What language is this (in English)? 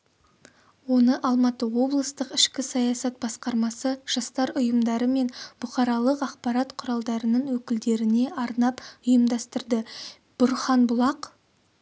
Kazakh